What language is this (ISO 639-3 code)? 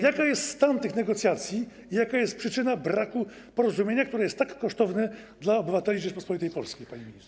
pol